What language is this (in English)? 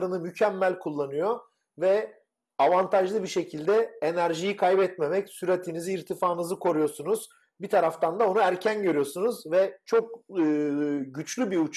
Turkish